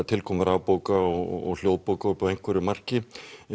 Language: Icelandic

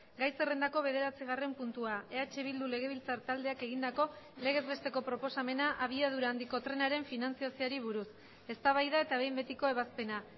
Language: Basque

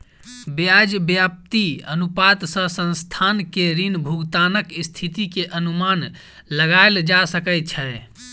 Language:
Maithili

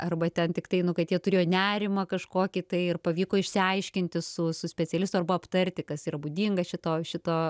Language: Lithuanian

